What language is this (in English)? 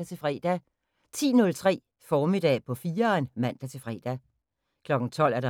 Danish